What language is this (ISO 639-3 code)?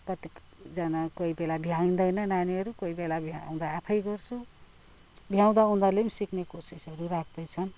nep